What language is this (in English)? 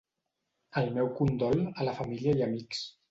Catalan